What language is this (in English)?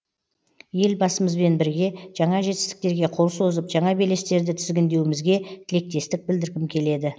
Kazakh